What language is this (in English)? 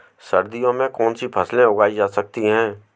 Hindi